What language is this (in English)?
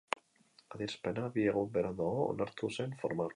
Basque